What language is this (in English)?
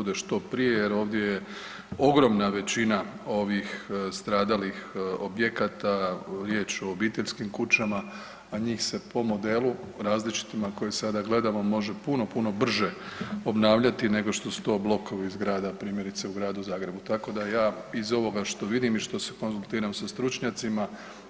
Croatian